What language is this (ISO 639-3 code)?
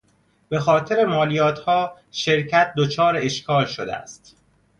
fas